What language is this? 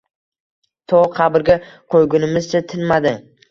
Uzbek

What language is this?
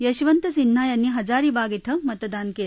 Marathi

